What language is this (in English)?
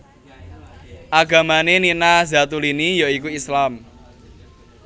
Javanese